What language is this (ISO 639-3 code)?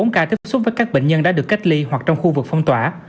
vie